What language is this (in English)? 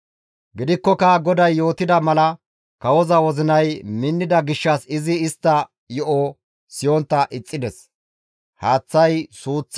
Gamo